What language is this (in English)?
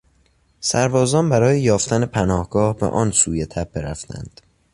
Persian